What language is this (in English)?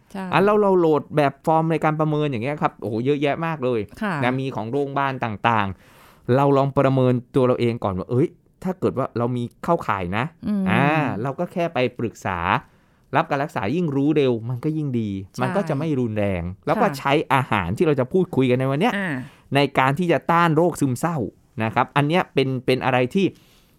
Thai